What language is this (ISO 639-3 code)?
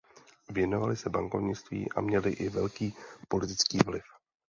ces